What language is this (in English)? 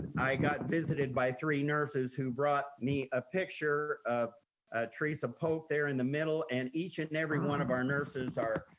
English